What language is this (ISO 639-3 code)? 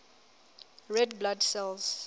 sot